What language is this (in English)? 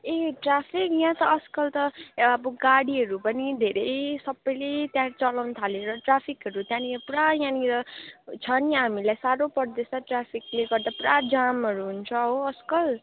Nepali